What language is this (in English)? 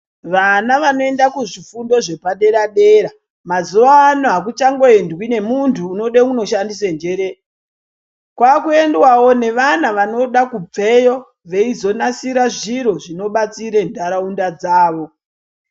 Ndau